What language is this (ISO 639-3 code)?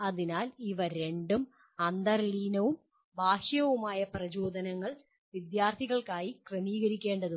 mal